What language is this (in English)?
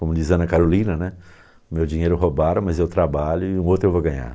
Portuguese